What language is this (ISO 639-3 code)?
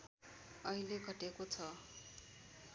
nep